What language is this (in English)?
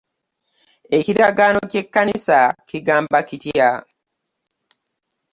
Ganda